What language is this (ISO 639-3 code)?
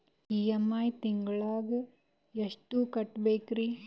kan